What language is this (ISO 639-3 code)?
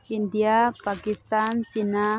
mni